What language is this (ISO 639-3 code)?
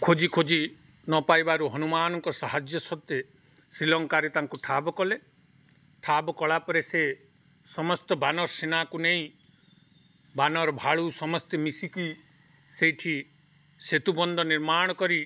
ori